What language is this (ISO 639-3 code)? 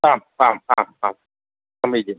san